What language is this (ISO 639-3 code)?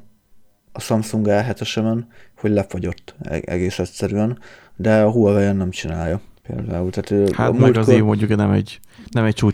hun